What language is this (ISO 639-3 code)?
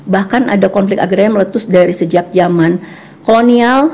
ind